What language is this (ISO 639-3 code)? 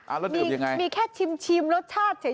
tha